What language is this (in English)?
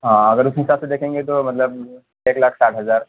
Urdu